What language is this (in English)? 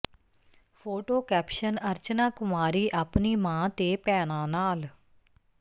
Punjabi